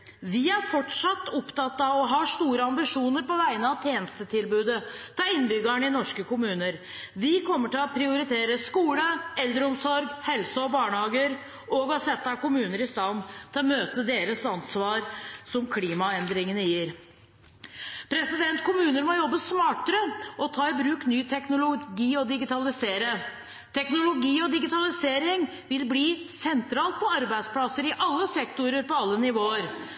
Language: Norwegian Bokmål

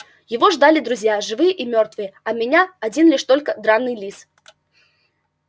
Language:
Russian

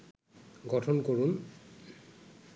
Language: Bangla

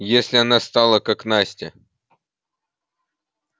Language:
Russian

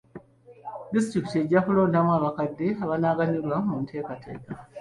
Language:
Ganda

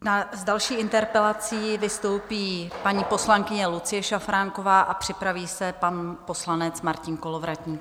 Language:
Czech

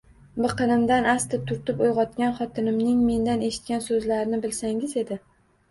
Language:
Uzbek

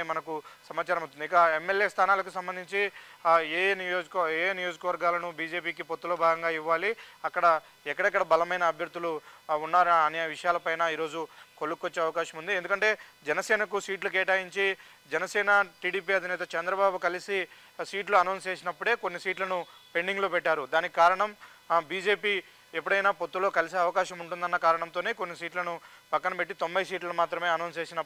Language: Telugu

